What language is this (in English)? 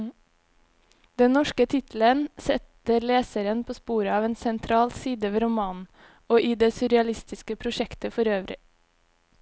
Norwegian